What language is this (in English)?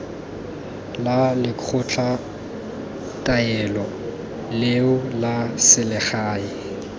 Tswana